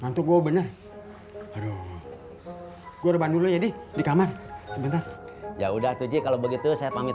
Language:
Indonesian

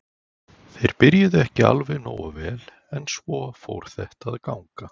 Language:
Icelandic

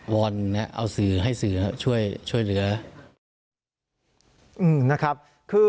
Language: Thai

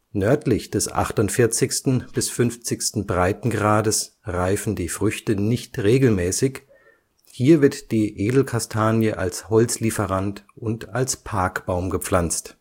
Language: German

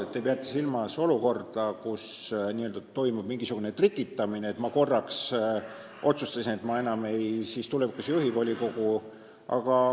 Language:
Estonian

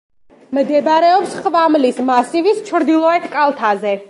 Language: Georgian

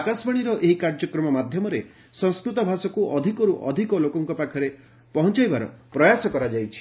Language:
Odia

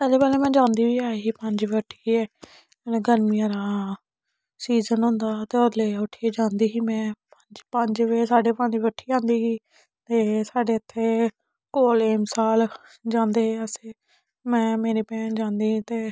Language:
Dogri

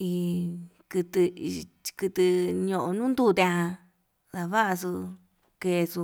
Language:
Yutanduchi Mixtec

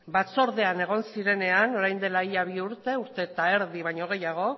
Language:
Basque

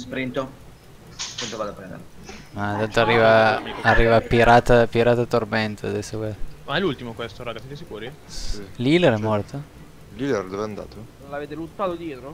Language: Italian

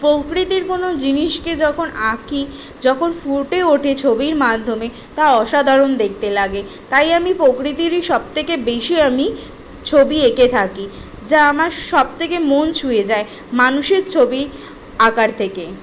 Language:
Bangla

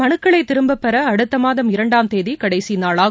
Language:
Tamil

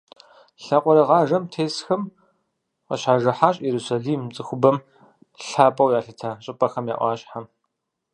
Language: Kabardian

